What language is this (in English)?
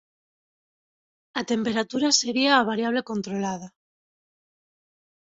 Galician